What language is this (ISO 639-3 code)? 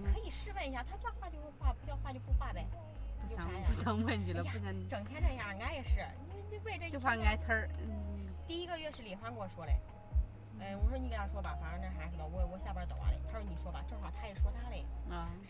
zho